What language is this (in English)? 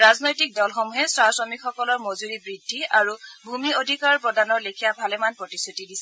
Assamese